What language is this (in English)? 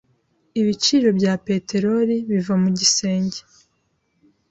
Kinyarwanda